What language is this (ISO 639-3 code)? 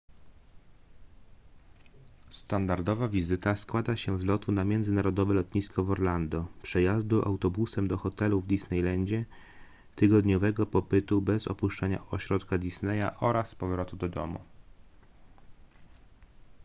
pol